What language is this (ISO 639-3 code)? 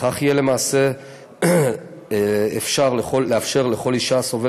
heb